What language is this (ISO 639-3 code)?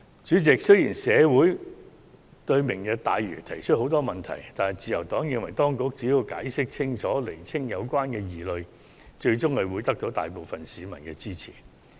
yue